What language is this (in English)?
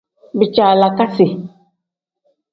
Tem